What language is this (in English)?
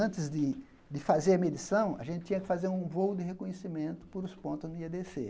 Portuguese